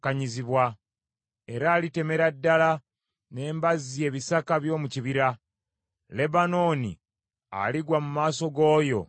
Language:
Ganda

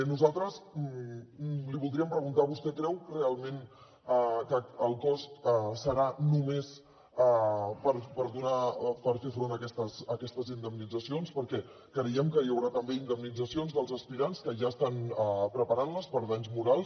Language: Catalan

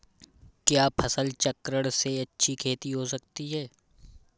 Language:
Hindi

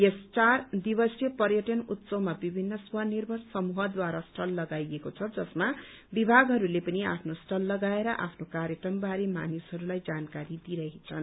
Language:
Nepali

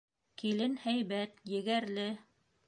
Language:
Bashkir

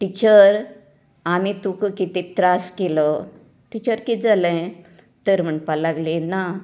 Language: Konkani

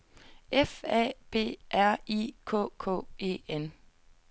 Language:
Danish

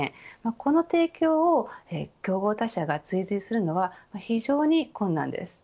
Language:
Japanese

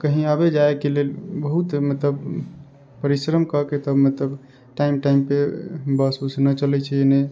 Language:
Maithili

